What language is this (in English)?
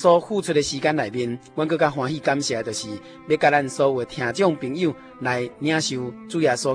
Chinese